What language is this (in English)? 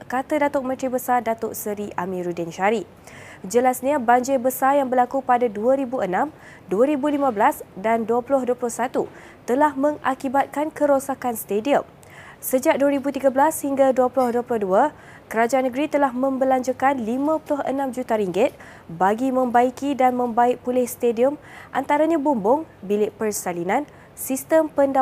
Malay